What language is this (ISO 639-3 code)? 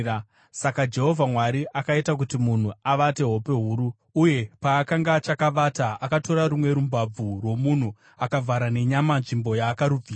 sna